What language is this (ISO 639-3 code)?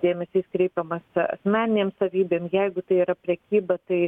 lit